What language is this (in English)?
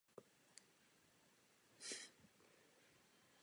Czech